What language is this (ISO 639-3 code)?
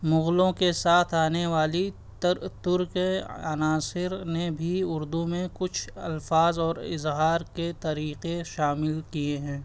urd